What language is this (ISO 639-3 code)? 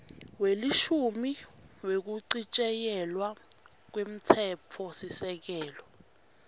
ssw